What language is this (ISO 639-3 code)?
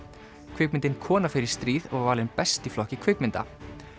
isl